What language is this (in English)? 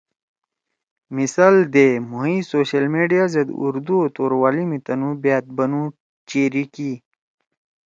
Torwali